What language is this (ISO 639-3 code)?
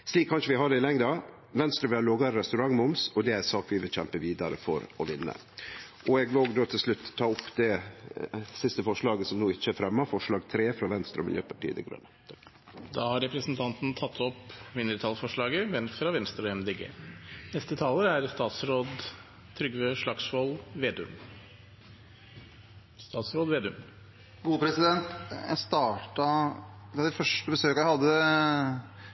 nor